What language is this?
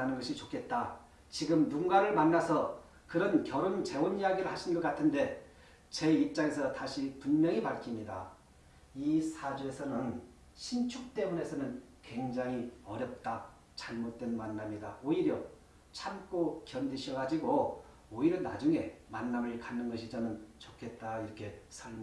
Korean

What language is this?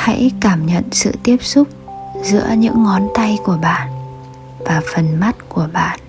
Vietnamese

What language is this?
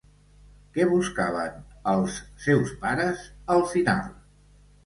Catalan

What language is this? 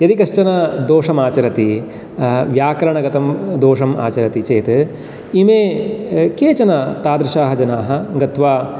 Sanskrit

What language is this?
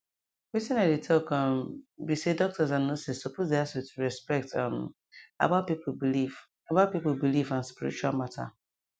Nigerian Pidgin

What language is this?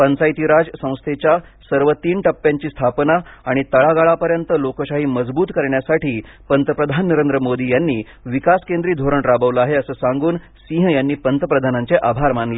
Marathi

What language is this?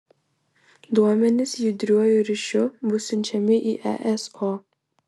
Lithuanian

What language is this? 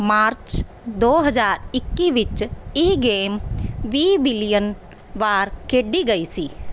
Punjabi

